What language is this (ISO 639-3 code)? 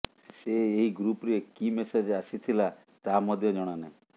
ori